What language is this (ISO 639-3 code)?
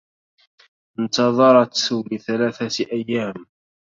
ara